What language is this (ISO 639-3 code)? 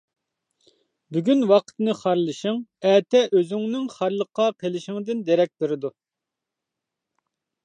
uig